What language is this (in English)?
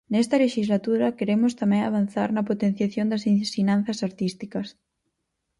Galician